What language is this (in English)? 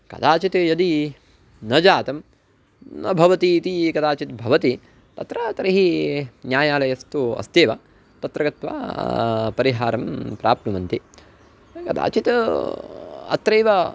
Sanskrit